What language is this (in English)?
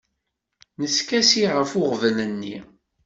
Kabyle